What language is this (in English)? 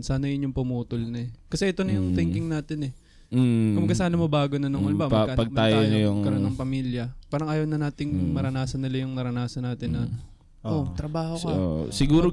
Filipino